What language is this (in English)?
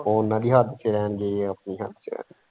Punjabi